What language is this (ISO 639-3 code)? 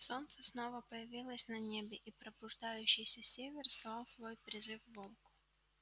rus